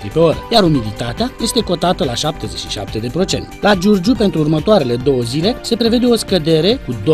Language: Romanian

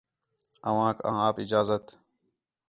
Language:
Khetrani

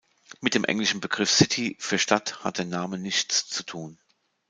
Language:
German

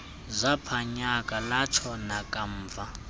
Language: Xhosa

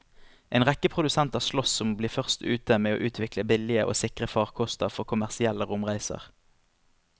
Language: Norwegian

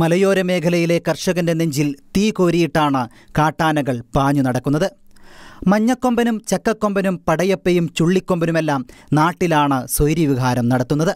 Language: Malayalam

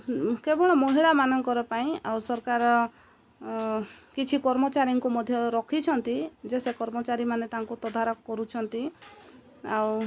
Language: Odia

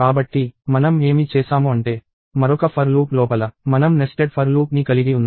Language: Telugu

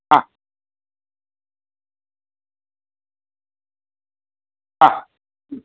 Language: Sanskrit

